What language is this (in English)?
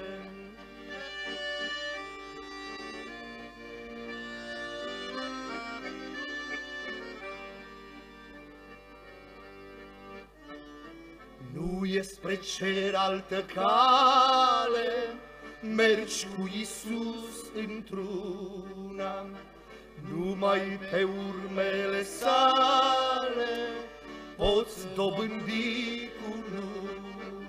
Romanian